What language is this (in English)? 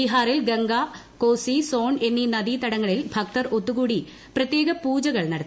Malayalam